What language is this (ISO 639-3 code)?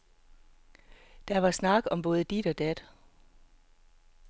dan